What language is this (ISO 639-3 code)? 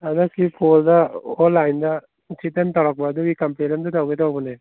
mni